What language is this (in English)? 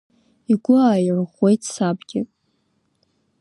Abkhazian